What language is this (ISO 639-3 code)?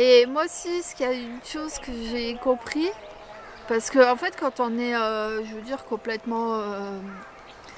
fra